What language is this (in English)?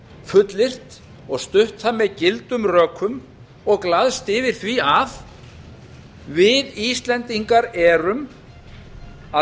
Icelandic